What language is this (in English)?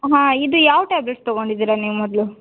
Kannada